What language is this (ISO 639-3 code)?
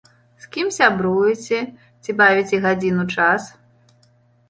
bel